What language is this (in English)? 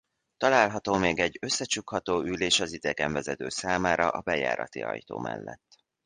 Hungarian